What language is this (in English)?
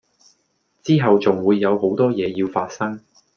Cantonese